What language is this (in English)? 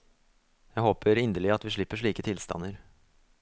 Norwegian